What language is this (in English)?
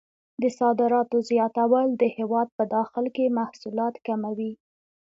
Pashto